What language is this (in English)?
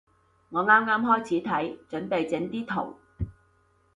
Cantonese